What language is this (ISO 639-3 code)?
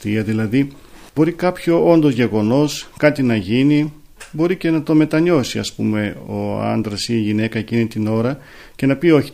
ell